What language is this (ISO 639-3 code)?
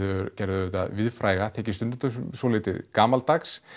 isl